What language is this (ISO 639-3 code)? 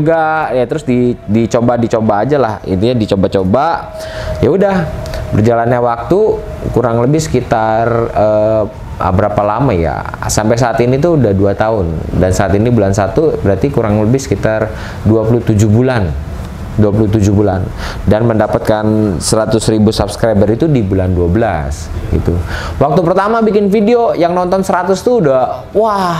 ind